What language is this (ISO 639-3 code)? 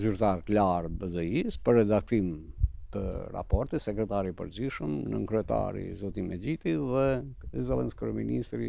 ron